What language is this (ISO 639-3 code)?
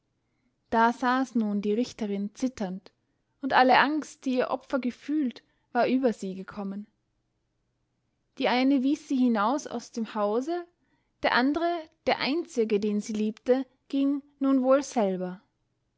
deu